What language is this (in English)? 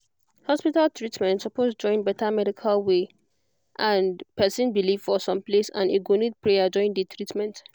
Nigerian Pidgin